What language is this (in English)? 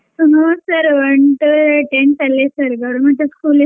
Kannada